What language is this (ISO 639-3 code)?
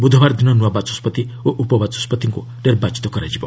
ori